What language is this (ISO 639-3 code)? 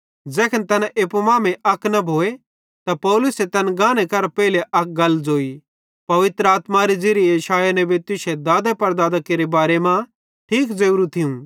bhd